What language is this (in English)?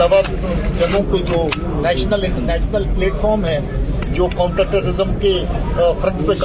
Urdu